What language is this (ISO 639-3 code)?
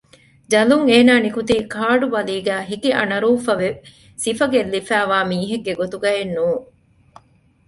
div